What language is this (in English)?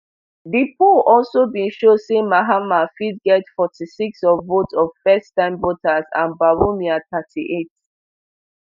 Nigerian Pidgin